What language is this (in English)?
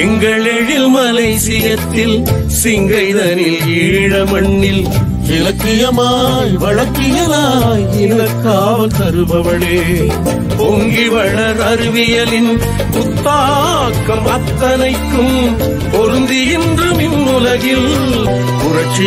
Malay